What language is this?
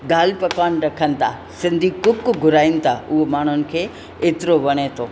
Sindhi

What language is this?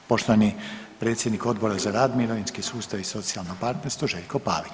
Croatian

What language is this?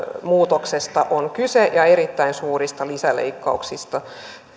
Finnish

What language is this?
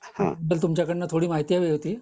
Marathi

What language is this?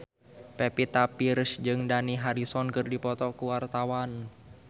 Sundanese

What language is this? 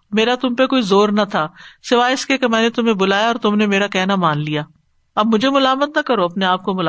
Urdu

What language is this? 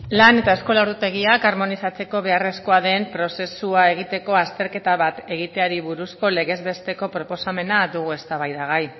Basque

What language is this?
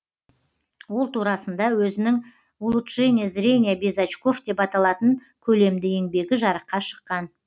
Kazakh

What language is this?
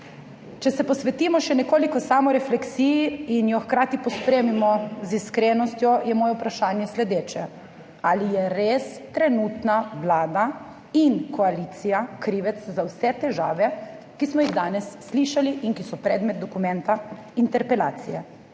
Slovenian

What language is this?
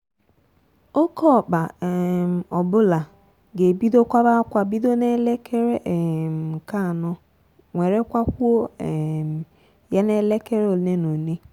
Igbo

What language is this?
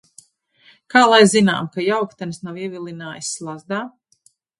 Latvian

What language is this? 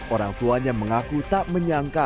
Indonesian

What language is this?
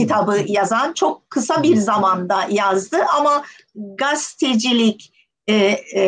Turkish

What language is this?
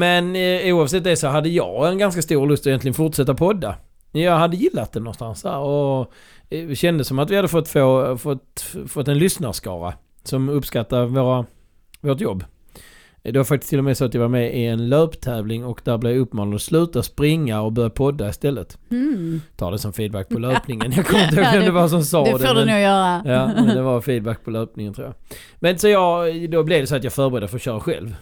Swedish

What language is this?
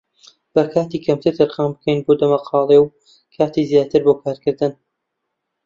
Central Kurdish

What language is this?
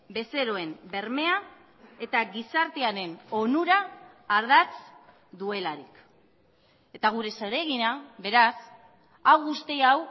Basque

